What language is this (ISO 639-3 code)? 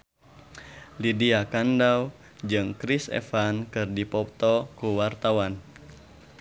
sun